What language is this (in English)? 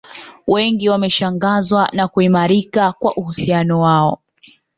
Swahili